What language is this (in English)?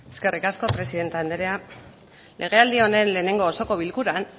Basque